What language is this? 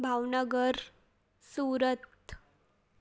Sindhi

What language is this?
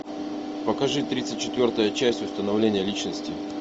Russian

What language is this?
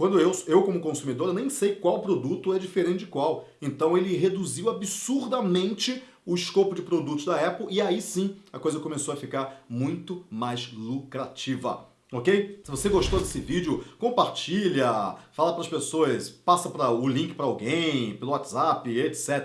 Portuguese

